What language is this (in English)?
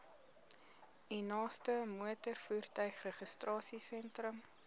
Afrikaans